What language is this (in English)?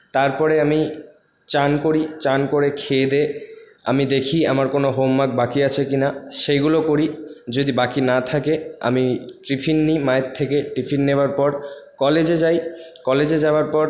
Bangla